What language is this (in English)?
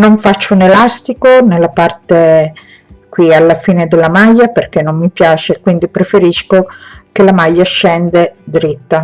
Italian